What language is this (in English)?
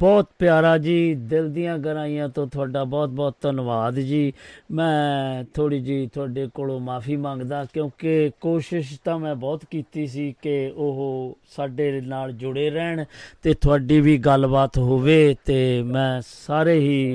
Punjabi